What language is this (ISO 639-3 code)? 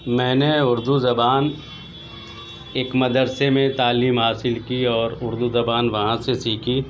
urd